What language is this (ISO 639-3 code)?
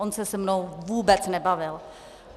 ces